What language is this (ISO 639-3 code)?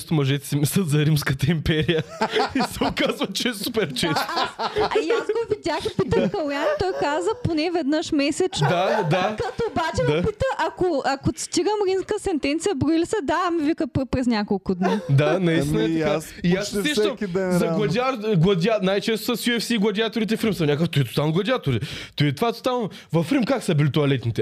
bul